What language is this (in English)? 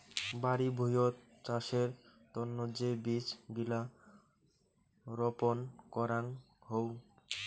Bangla